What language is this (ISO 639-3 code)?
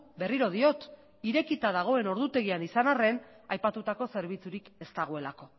eus